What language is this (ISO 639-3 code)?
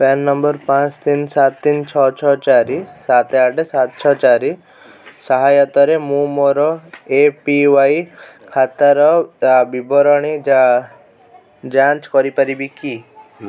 ori